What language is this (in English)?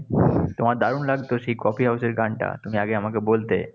Bangla